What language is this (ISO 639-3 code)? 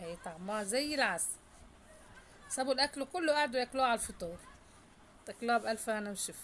ara